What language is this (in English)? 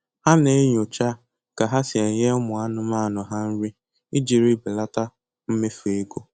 Igbo